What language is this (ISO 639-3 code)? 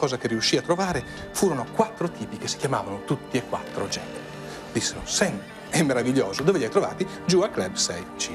ita